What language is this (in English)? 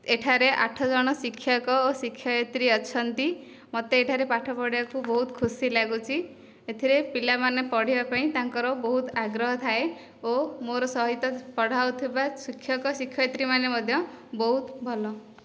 Odia